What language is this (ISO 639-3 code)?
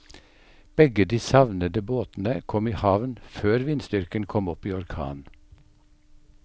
nor